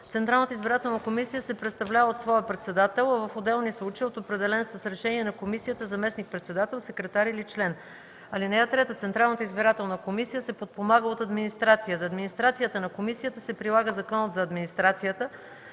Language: Bulgarian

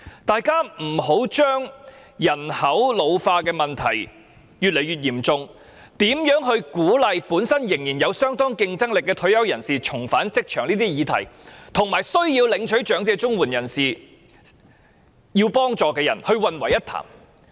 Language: Cantonese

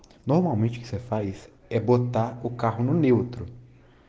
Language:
Russian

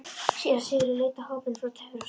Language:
Icelandic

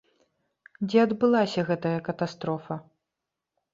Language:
Belarusian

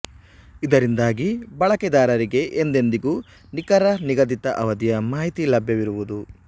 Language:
Kannada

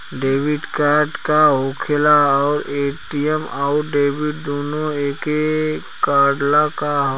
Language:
Bhojpuri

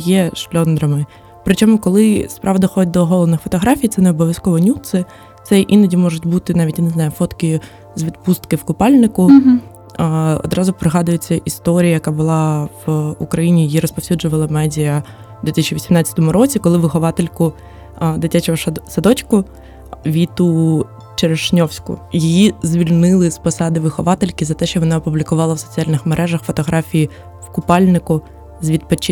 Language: Ukrainian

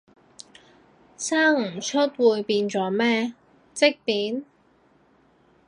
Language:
Cantonese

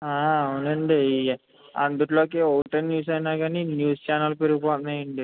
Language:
Telugu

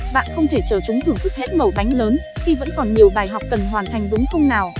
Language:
Vietnamese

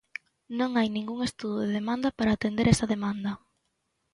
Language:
Galician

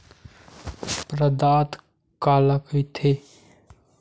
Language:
Chhattisgarhi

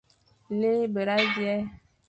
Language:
Fang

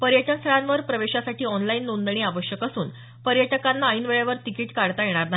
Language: Marathi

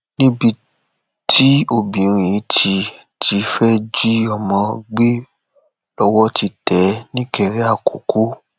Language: Yoruba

